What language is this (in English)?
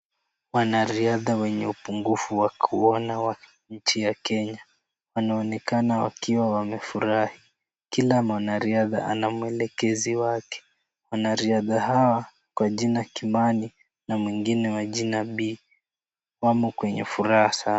Swahili